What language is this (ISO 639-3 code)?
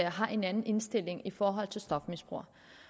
dan